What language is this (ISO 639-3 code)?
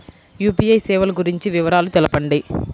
tel